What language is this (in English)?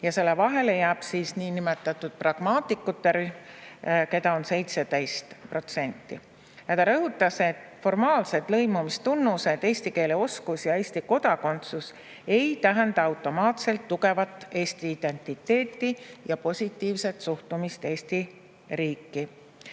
Estonian